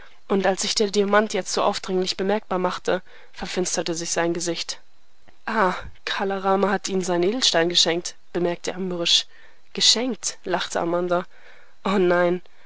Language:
German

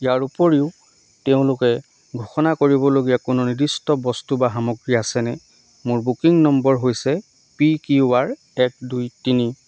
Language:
Assamese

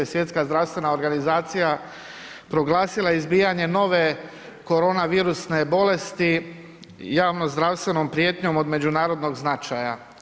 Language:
Croatian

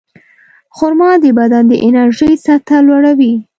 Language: Pashto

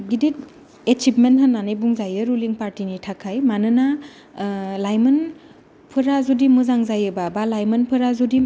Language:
Bodo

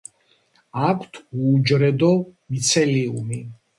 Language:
Georgian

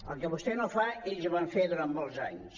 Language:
Catalan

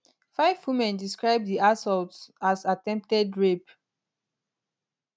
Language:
Nigerian Pidgin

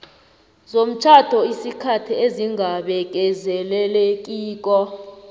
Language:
South Ndebele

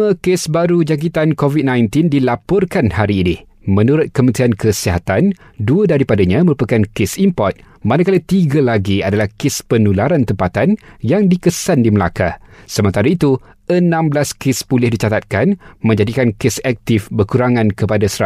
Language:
Malay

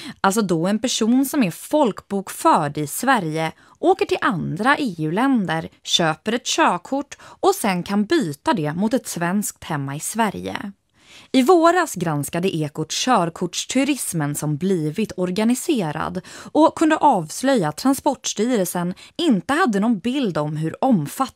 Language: Swedish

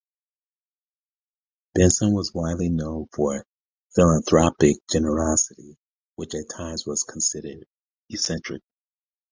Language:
English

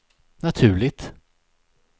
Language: Swedish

